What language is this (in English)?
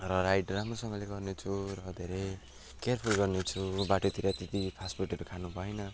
Nepali